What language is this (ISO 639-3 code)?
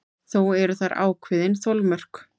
isl